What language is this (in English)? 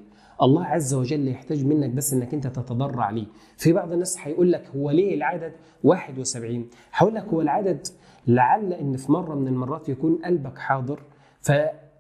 Arabic